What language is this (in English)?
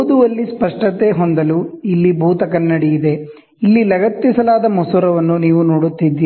Kannada